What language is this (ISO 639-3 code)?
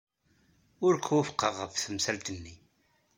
kab